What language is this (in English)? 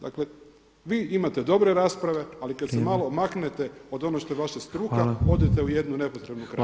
Croatian